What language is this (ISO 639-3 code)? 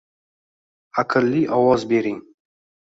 uzb